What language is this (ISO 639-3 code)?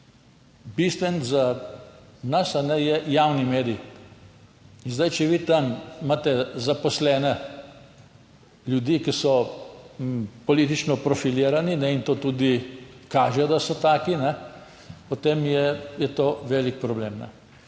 slv